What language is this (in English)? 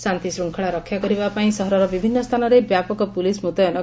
Odia